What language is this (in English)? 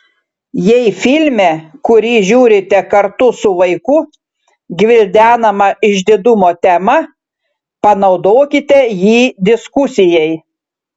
Lithuanian